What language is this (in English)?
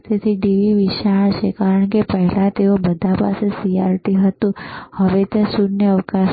Gujarati